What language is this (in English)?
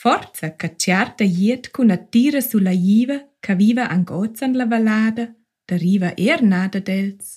Malay